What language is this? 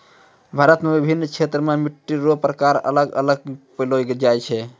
Maithili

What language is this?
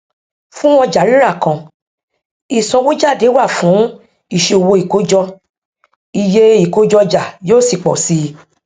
Yoruba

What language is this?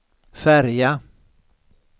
Swedish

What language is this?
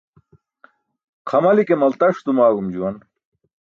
Burushaski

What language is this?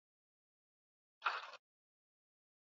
Swahili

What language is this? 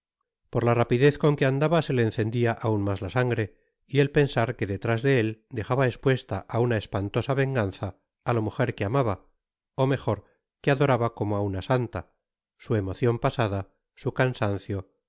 Spanish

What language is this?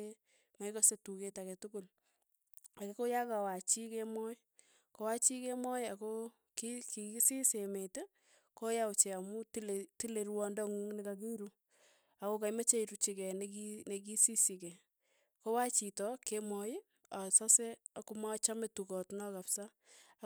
Tugen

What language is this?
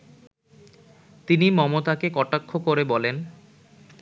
Bangla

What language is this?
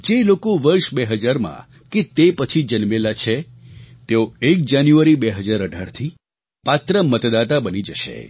Gujarati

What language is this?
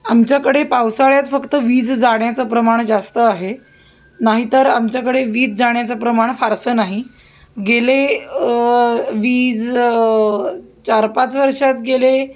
Marathi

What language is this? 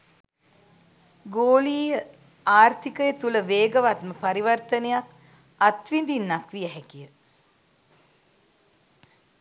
Sinhala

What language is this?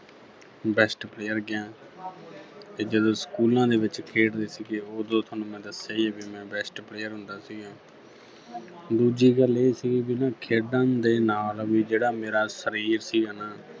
Punjabi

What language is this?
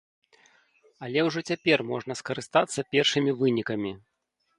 Belarusian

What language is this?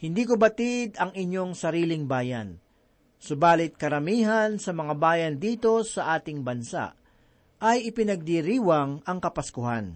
Filipino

